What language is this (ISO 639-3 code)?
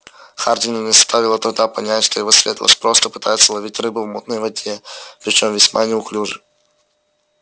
rus